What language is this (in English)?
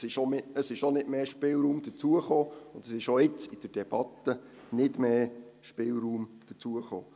Swiss German